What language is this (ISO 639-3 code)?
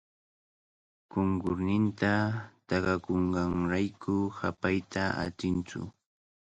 qvl